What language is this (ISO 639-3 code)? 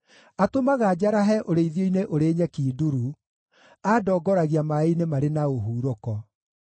kik